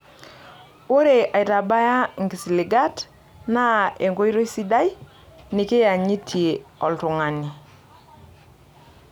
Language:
Masai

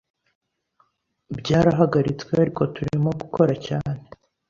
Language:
Kinyarwanda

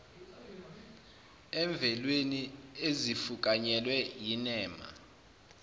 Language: Zulu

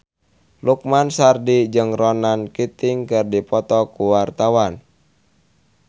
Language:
Sundanese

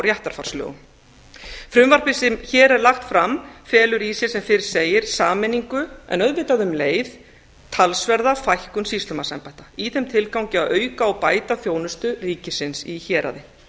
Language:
Icelandic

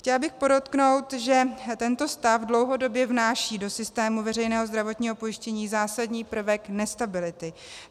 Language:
Czech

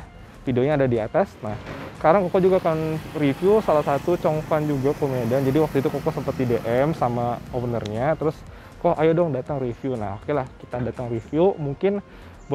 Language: Indonesian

